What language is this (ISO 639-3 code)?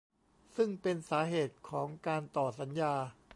tha